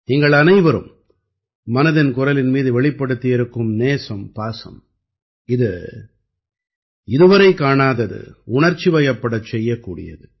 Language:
Tamil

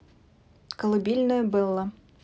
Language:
Russian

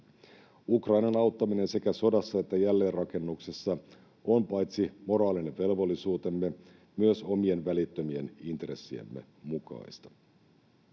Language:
Finnish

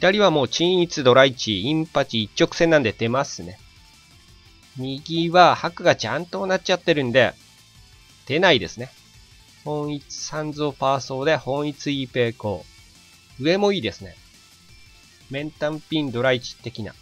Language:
Japanese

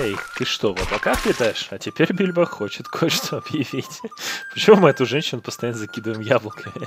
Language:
Russian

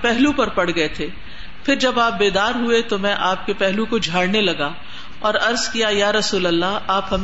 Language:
Urdu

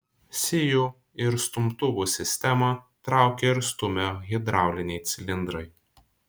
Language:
Lithuanian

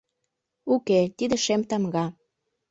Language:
Mari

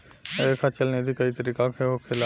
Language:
Bhojpuri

